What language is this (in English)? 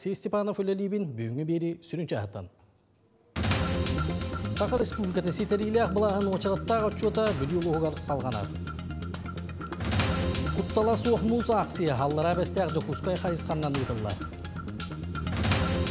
Turkish